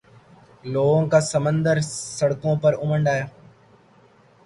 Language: Urdu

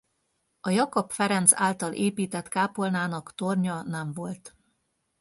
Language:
Hungarian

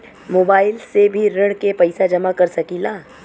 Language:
Bhojpuri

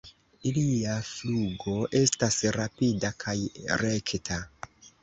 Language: Esperanto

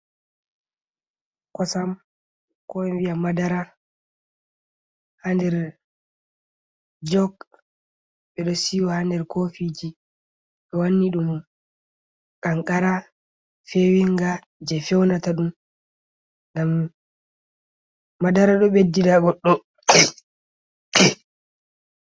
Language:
Fula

